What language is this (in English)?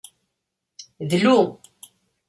Kabyle